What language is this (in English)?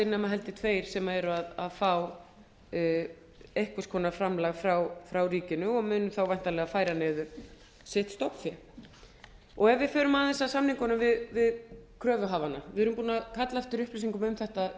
Icelandic